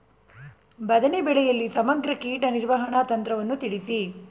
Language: Kannada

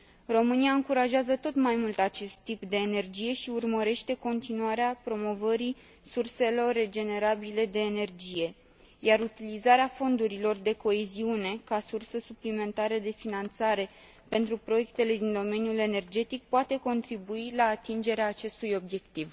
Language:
Romanian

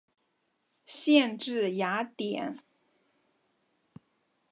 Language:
Chinese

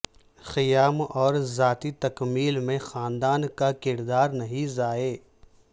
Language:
Urdu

